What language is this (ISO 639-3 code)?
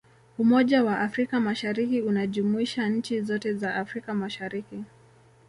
swa